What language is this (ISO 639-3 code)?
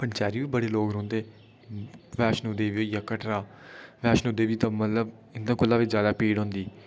doi